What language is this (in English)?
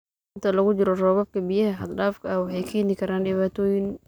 Somali